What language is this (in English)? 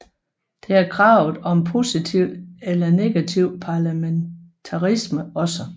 Danish